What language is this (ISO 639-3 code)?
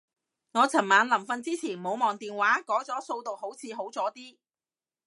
yue